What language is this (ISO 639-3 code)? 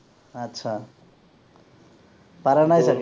asm